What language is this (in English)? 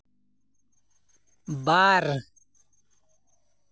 Santali